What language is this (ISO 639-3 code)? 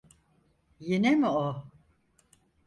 tur